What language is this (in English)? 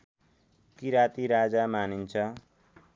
Nepali